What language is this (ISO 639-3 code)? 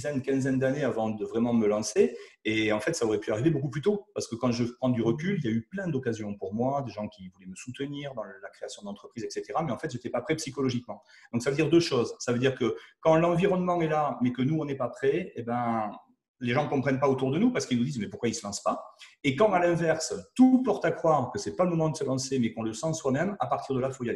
fra